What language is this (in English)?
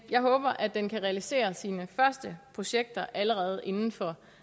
Danish